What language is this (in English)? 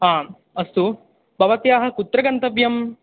Sanskrit